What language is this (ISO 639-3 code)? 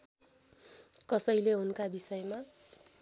nep